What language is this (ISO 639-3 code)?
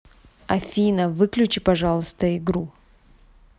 rus